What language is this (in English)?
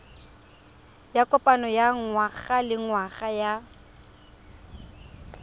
Tswana